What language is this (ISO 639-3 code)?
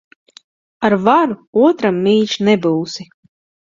lav